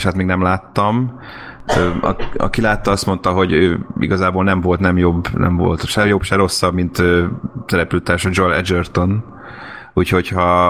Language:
Hungarian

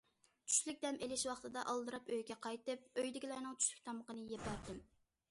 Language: Uyghur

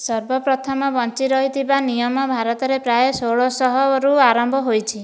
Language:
Odia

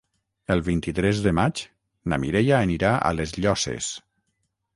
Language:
Catalan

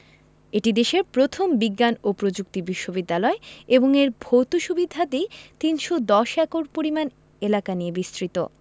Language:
Bangla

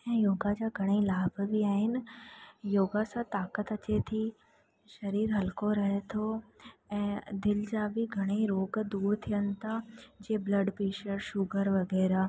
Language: Sindhi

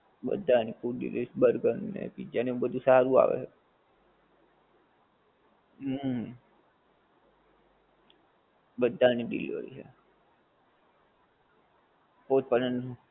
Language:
Gujarati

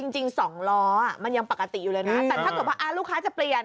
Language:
Thai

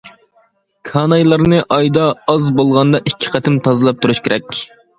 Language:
Uyghur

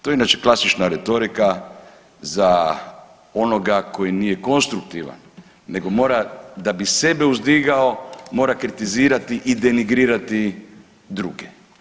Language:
Croatian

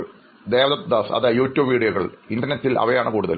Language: Malayalam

